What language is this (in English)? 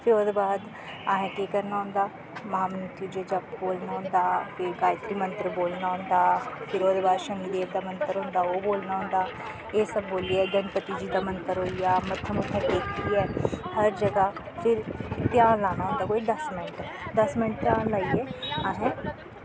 Dogri